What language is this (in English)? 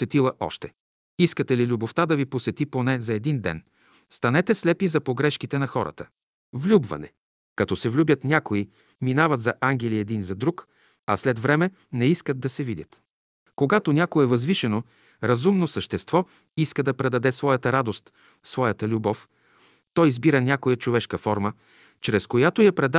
Bulgarian